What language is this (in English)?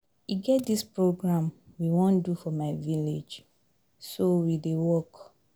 Nigerian Pidgin